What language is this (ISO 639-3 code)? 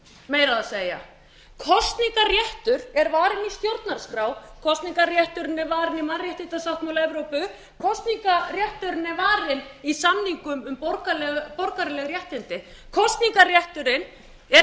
isl